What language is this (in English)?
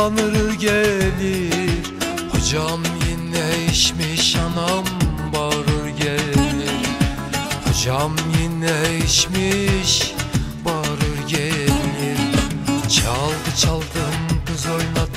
Turkish